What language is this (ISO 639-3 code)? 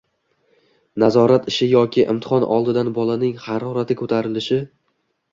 uzb